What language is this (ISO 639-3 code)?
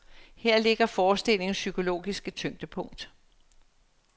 dan